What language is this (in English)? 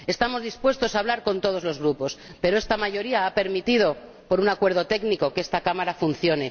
Spanish